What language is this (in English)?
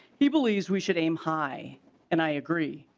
English